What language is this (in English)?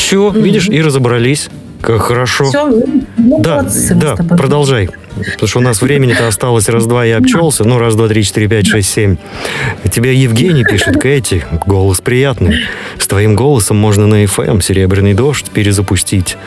Russian